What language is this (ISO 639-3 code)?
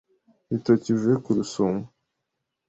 kin